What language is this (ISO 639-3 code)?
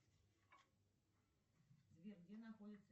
rus